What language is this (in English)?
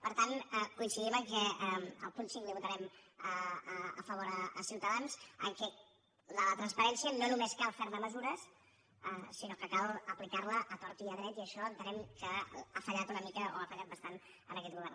Catalan